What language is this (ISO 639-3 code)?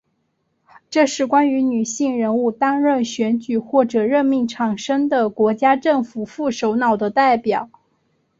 zho